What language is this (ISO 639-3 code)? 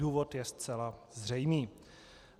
ces